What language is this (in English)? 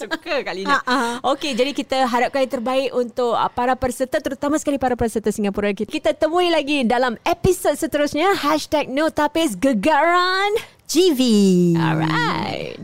Malay